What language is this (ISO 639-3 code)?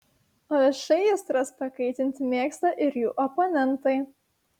lit